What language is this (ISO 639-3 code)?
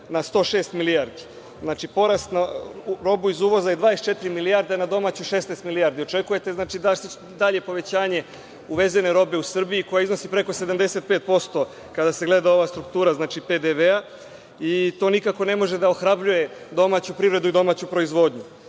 srp